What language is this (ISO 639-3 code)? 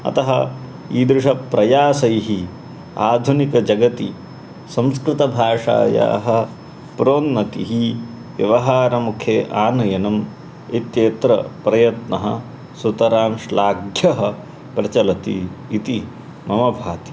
san